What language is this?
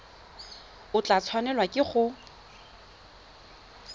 Tswana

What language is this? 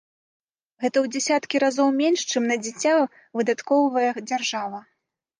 Belarusian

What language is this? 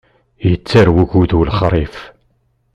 Kabyle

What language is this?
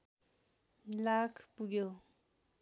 Nepali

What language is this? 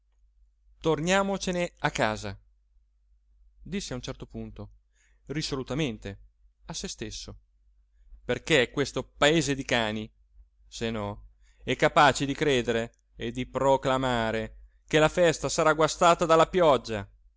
Italian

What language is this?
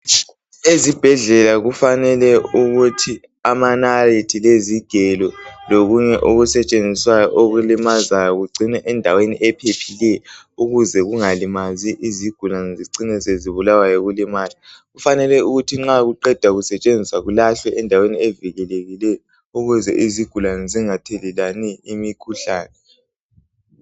North Ndebele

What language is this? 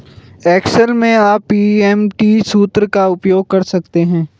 Hindi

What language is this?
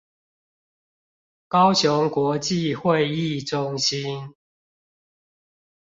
Chinese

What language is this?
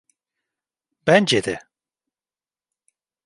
Turkish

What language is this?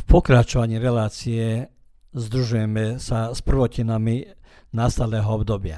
Croatian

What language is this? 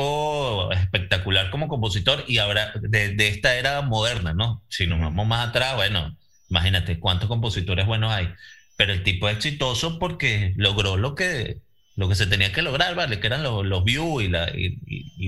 Spanish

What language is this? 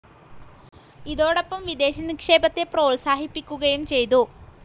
Malayalam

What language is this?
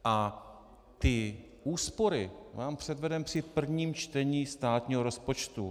Czech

